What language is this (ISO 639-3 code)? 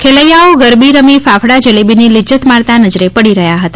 guj